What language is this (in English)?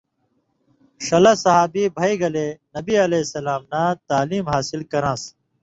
Indus Kohistani